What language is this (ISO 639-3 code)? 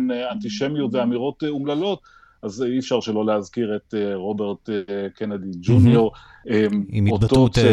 heb